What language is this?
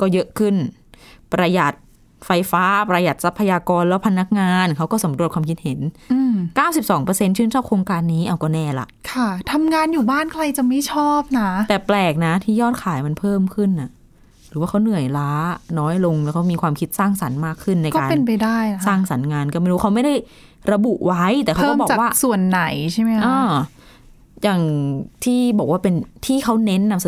Thai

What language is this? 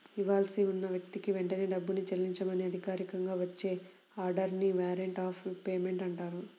Telugu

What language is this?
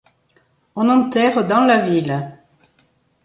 French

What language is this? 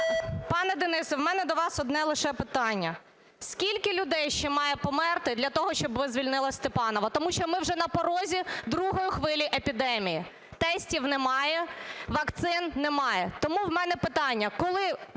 Ukrainian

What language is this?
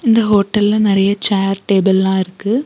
Tamil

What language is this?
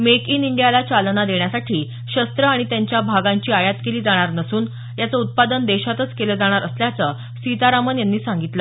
Marathi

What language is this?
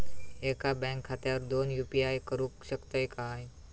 Marathi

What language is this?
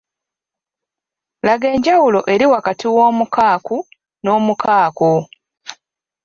Ganda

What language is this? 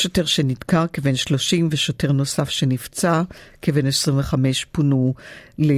Hebrew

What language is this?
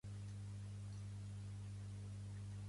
Catalan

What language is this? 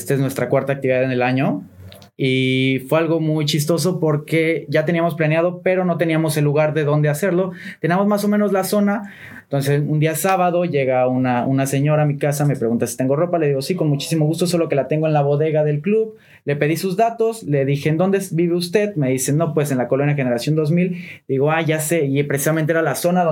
Spanish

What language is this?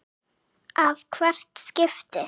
Icelandic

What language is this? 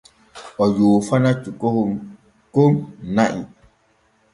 Borgu Fulfulde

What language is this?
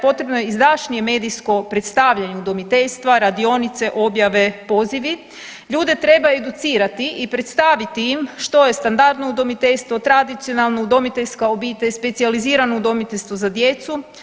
Croatian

